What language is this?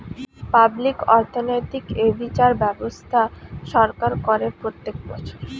Bangla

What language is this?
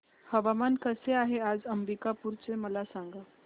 Marathi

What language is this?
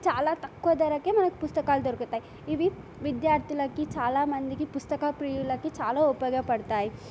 Telugu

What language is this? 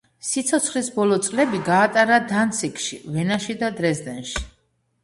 Georgian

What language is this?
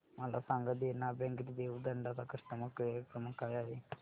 Marathi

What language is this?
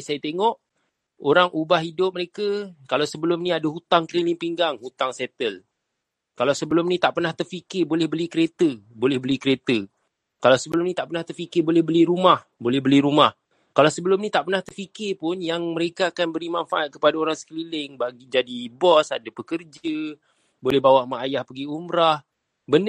Malay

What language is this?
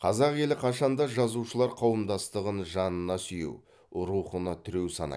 Kazakh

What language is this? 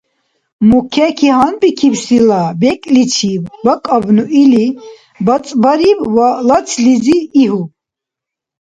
Dargwa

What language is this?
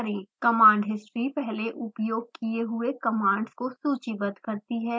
Hindi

